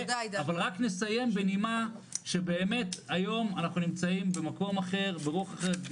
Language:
Hebrew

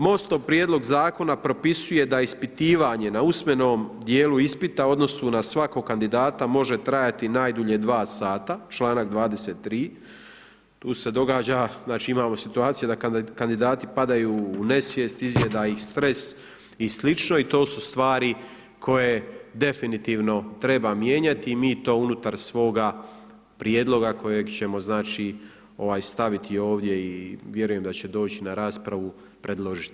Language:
Croatian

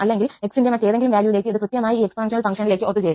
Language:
Malayalam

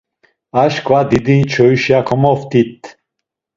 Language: Laz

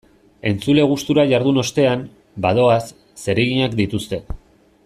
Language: Basque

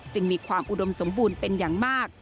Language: Thai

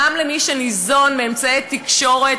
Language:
Hebrew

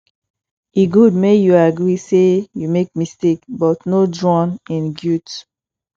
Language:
Nigerian Pidgin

